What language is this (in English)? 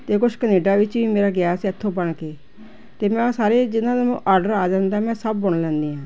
Punjabi